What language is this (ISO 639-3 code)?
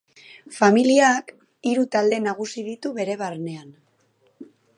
eus